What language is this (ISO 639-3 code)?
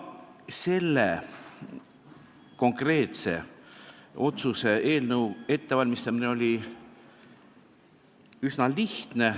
est